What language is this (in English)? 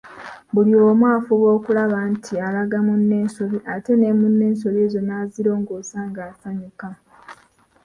Ganda